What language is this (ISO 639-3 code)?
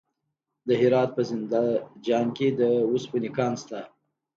pus